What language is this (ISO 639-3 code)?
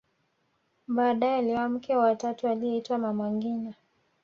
swa